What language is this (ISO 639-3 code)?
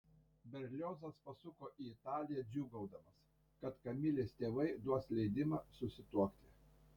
lit